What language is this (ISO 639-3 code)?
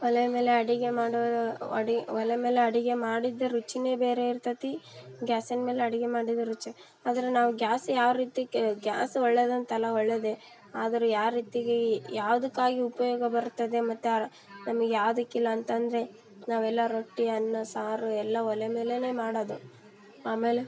kan